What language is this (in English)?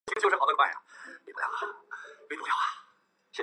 Chinese